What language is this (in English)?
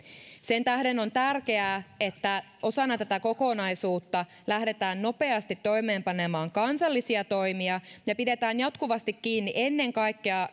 Finnish